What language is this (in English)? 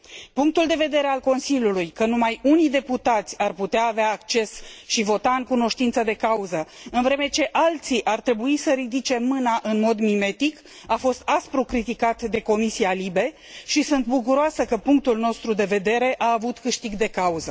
Romanian